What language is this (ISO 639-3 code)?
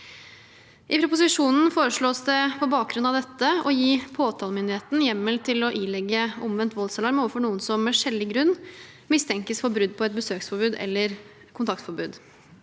nor